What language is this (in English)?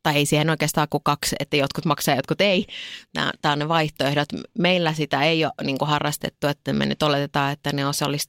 Finnish